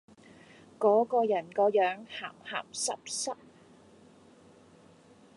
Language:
Cantonese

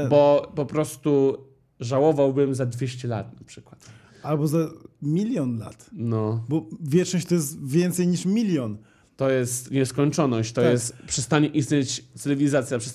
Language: Polish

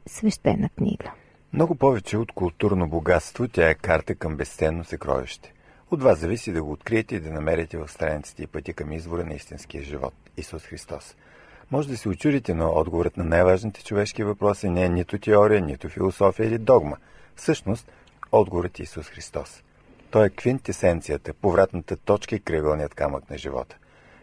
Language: Bulgarian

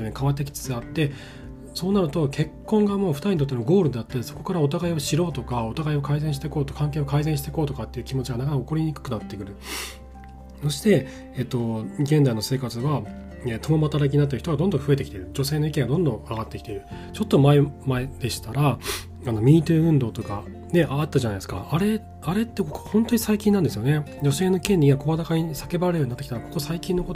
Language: Japanese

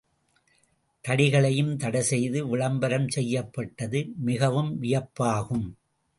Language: Tamil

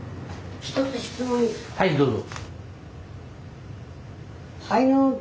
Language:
Japanese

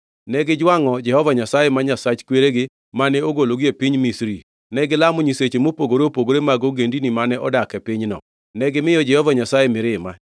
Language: Luo (Kenya and Tanzania)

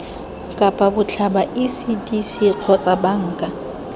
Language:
Tswana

